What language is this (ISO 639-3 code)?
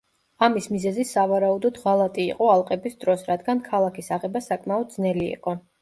kat